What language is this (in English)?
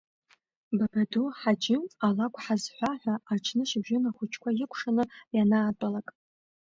Abkhazian